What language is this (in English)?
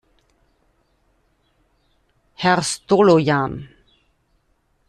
German